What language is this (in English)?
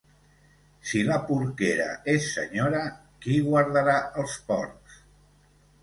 Catalan